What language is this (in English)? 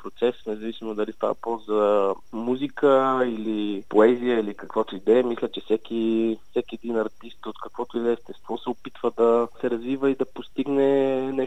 Bulgarian